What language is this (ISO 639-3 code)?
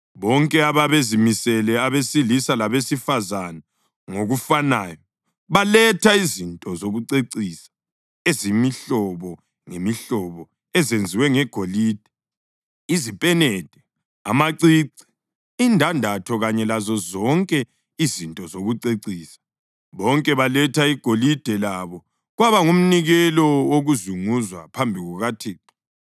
nde